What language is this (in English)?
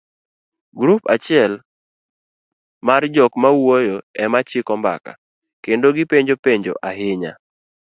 Luo (Kenya and Tanzania)